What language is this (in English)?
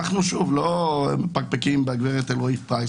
Hebrew